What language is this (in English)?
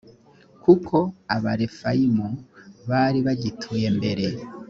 Kinyarwanda